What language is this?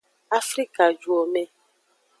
Aja (Benin)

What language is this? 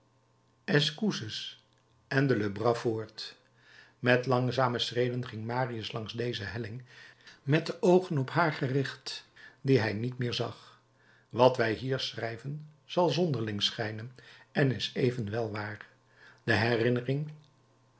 Dutch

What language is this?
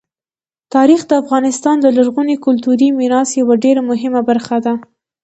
Pashto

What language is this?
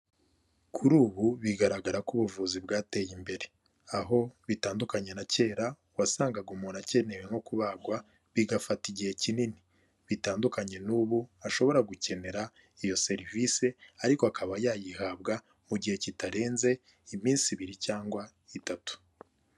Kinyarwanda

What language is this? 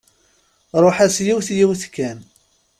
Kabyle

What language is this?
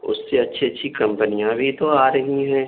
Urdu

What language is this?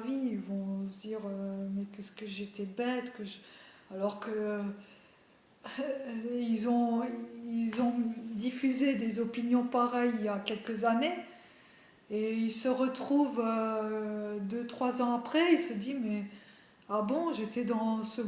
French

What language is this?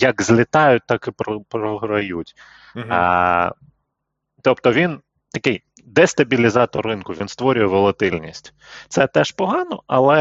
Ukrainian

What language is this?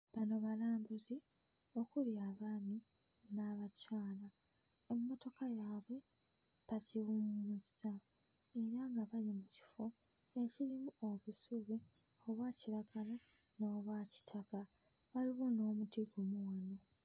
Ganda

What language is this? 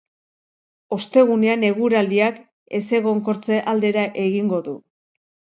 Basque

